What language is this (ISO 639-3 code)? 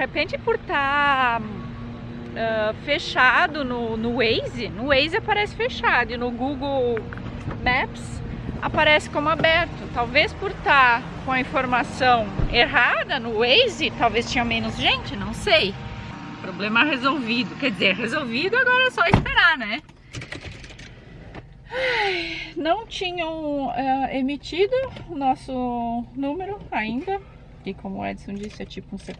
por